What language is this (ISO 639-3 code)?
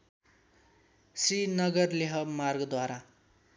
nep